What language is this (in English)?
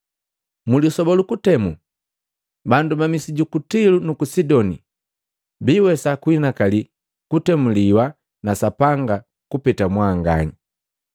Matengo